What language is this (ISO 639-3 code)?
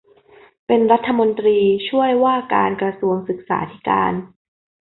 tha